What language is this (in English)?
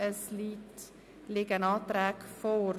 Swiss German